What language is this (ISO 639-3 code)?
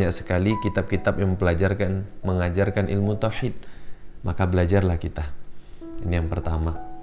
ind